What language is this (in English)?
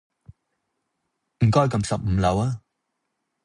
Cantonese